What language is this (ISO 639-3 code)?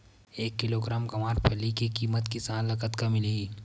hne